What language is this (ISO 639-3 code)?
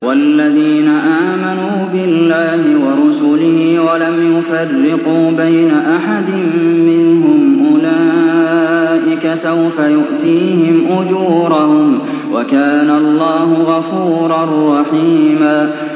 ara